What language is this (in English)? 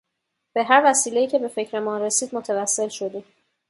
Persian